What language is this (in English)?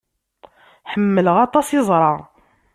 Kabyle